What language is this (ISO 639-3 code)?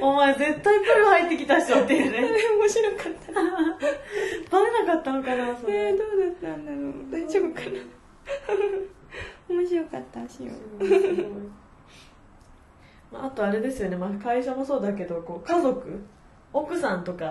jpn